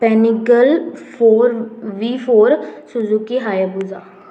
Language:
Konkani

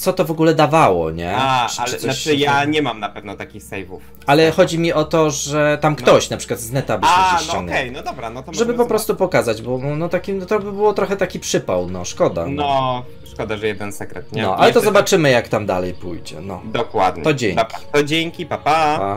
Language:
Polish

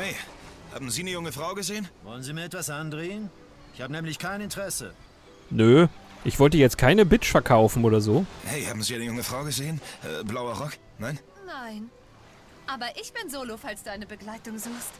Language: German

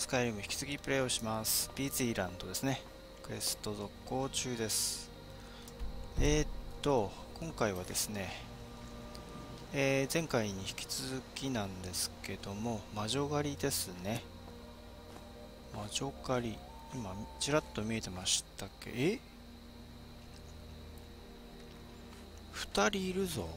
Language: Japanese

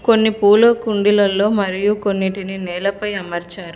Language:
Telugu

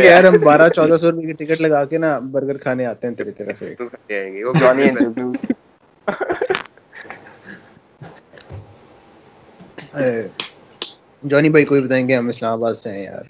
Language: Urdu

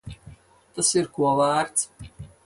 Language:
Latvian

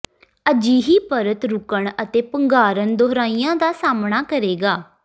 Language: Punjabi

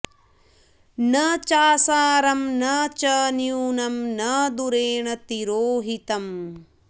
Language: Sanskrit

